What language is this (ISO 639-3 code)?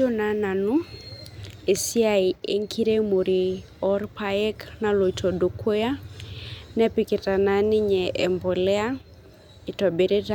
mas